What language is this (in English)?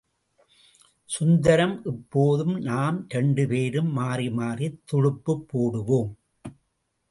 Tamil